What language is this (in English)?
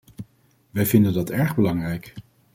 Dutch